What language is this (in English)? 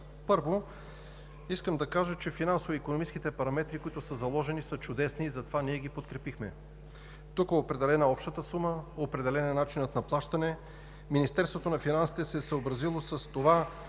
Bulgarian